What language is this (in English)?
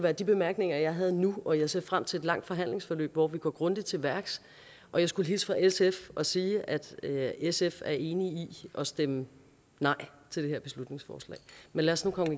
Danish